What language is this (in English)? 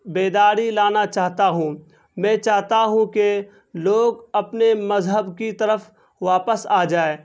Urdu